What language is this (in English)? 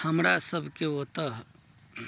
Maithili